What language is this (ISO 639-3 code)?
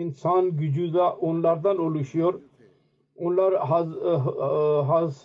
tur